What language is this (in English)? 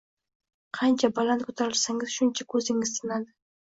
Uzbek